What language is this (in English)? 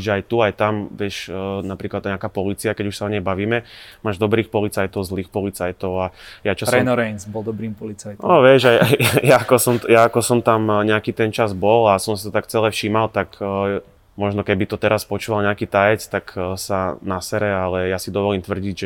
Slovak